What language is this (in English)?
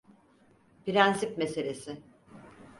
Turkish